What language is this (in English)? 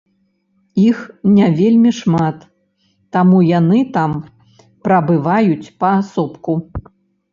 Belarusian